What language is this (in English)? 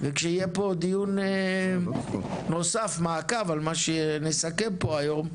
Hebrew